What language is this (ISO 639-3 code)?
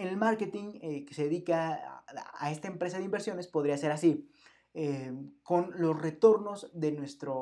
spa